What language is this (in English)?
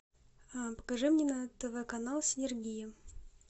Russian